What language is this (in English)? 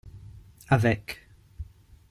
French